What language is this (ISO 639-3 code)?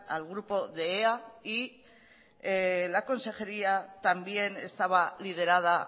spa